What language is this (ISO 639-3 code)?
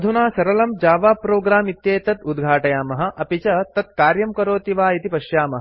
san